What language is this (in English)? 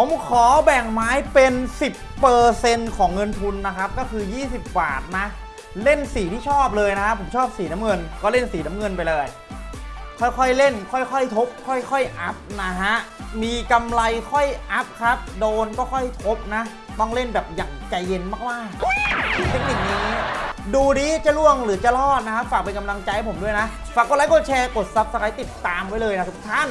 Thai